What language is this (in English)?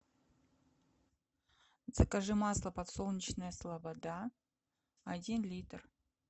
Russian